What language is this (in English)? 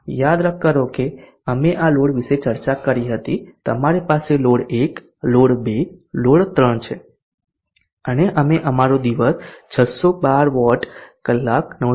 Gujarati